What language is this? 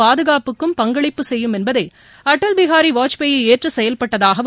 Tamil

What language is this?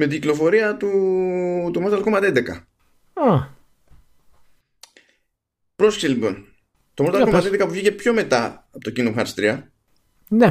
Greek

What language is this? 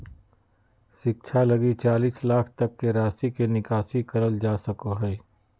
Magahi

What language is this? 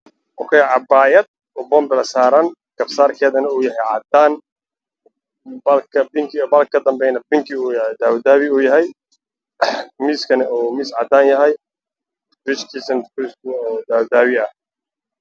Somali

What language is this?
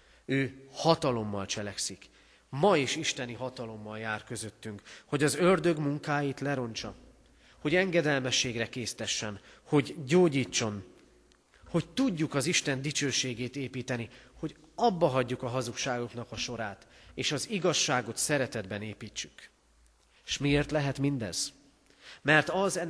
Hungarian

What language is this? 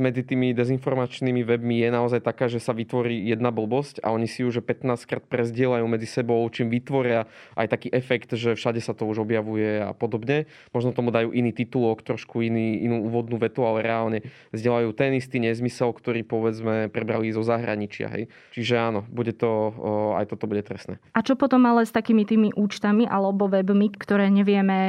Slovak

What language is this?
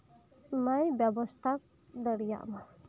Santali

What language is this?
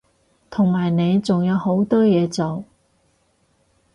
Cantonese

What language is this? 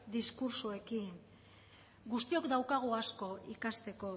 Basque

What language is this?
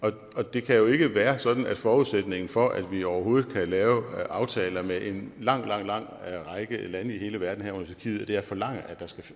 Danish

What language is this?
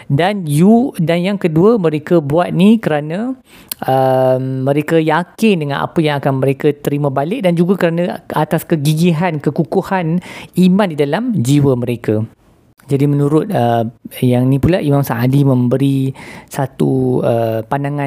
Malay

